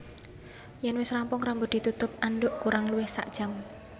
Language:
Javanese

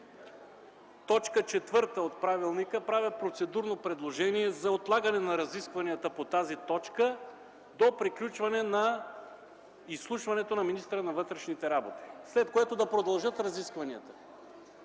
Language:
Bulgarian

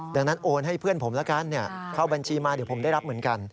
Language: Thai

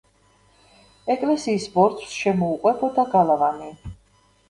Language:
Georgian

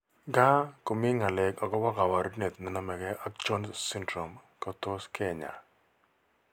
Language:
Kalenjin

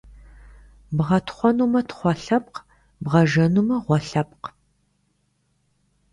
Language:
Kabardian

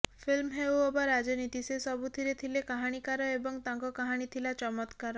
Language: Odia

